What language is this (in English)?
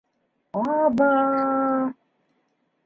Bashkir